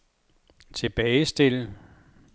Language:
Danish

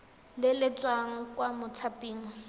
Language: Tswana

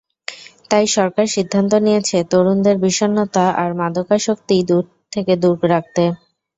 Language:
Bangla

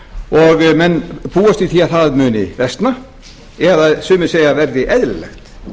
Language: Icelandic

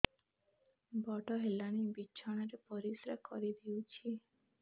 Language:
Odia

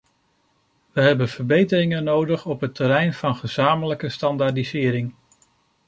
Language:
Dutch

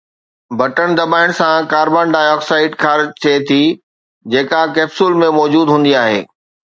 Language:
Sindhi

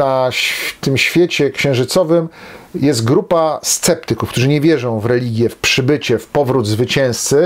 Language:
Polish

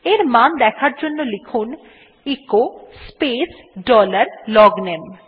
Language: Bangla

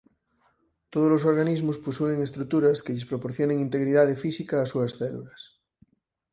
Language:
Galician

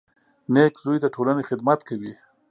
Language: Pashto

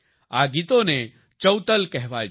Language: Gujarati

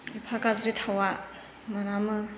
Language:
Bodo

